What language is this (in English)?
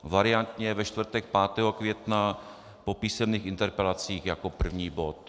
Czech